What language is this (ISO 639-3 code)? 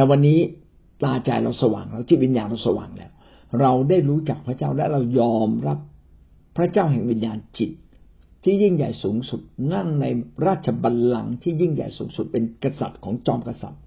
tha